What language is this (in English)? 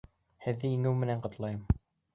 Bashkir